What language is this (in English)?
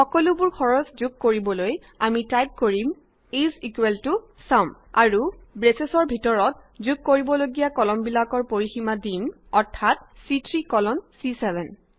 Assamese